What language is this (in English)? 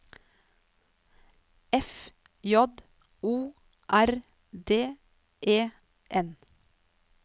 Norwegian